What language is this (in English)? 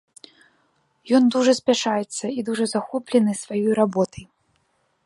Belarusian